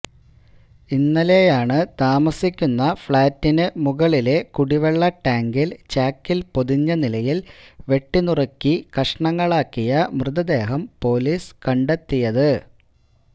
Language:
Malayalam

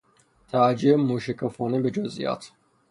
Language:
Persian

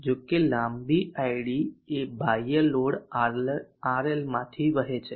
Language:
Gujarati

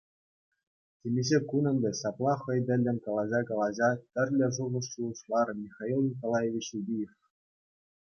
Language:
Chuvash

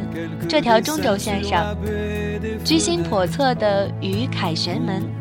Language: Chinese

